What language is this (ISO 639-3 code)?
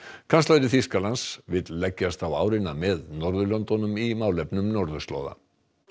isl